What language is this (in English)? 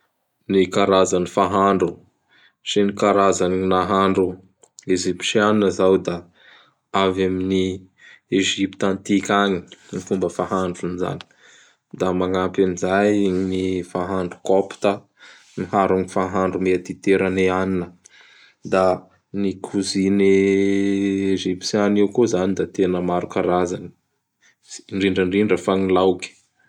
Bara Malagasy